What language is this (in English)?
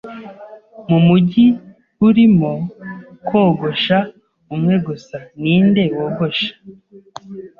Kinyarwanda